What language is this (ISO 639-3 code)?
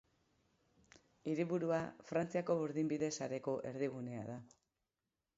eus